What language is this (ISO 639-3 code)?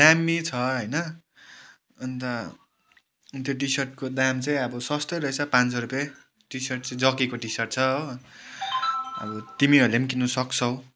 nep